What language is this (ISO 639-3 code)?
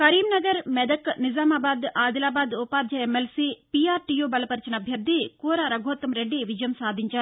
tel